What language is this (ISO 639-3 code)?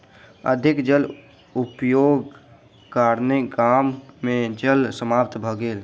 mai